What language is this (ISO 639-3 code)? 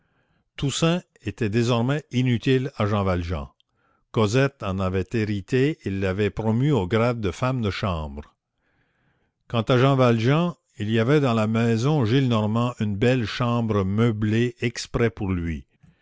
fra